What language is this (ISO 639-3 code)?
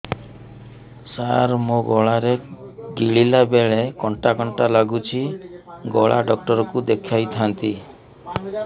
ori